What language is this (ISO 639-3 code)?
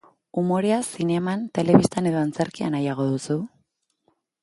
eus